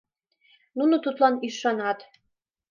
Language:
Mari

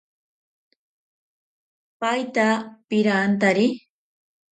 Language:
Ashéninka Perené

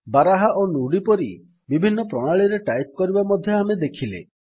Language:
Odia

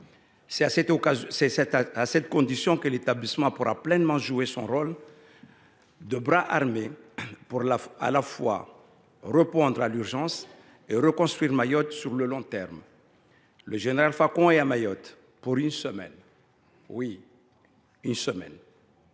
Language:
French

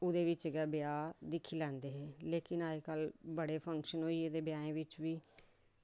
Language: Dogri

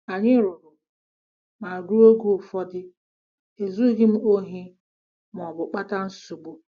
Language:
Igbo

